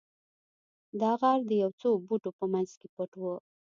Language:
Pashto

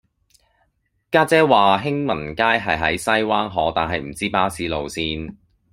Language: Cantonese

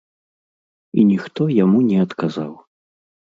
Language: Belarusian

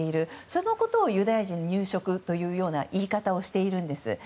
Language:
Japanese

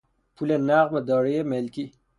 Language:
Persian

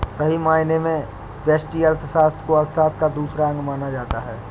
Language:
Hindi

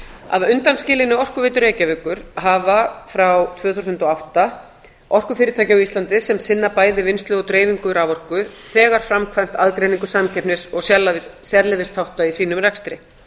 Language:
Icelandic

